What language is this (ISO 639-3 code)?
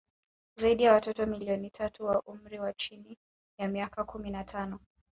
swa